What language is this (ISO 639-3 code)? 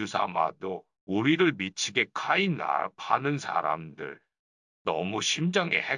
kor